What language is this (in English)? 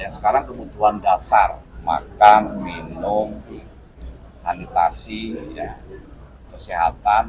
Indonesian